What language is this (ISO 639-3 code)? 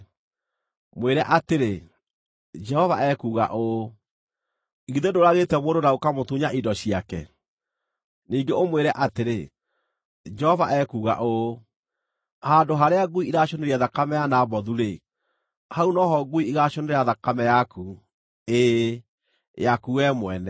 kik